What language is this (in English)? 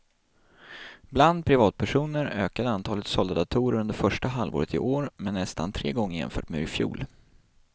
Swedish